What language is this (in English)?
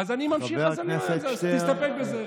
Hebrew